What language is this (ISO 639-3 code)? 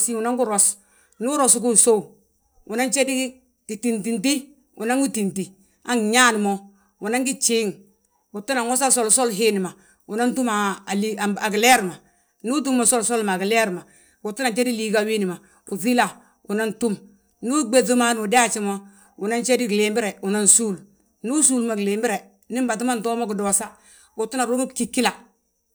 bjt